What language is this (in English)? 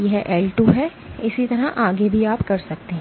Hindi